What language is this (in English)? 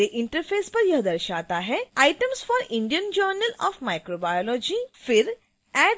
Hindi